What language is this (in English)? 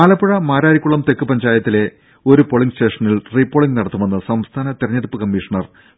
Malayalam